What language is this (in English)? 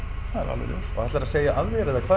Icelandic